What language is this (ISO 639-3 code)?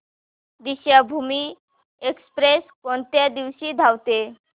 mar